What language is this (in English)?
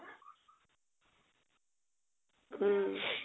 Assamese